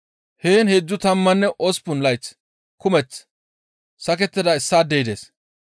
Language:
Gamo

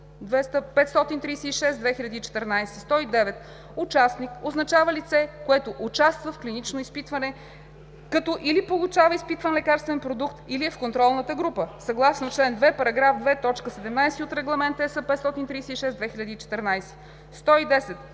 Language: Bulgarian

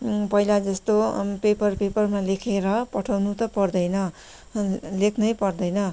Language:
Nepali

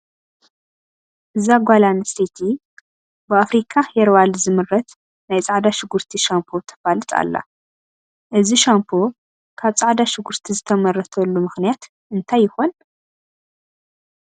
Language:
Tigrinya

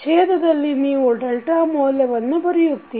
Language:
Kannada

